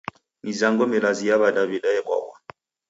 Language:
Taita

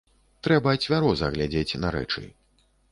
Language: Belarusian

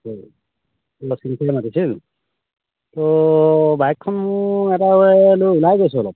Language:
Assamese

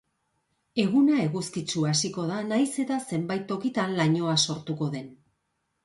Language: Basque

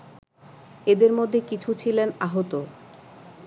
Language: Bangla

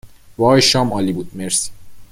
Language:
Persian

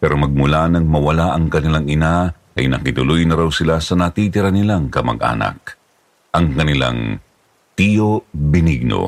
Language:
Filipino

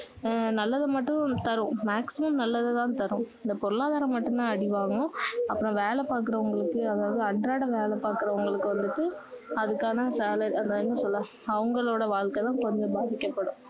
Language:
Tamil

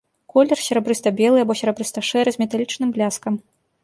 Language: Belarusian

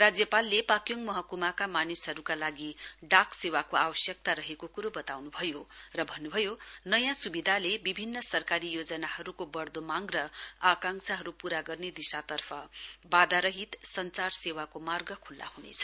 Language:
Nepali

